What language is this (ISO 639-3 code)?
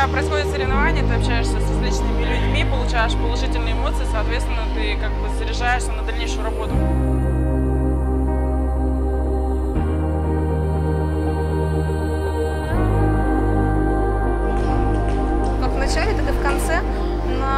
rus